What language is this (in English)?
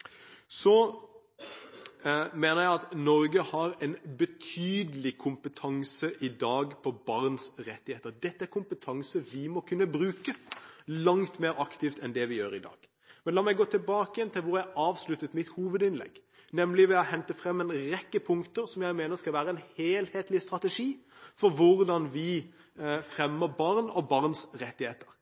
Norwegian Bokmål